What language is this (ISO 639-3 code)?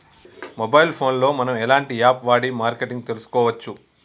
tel